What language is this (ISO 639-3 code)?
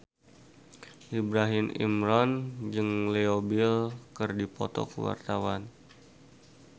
sun